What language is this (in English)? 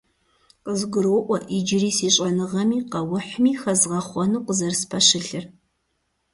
Kabardian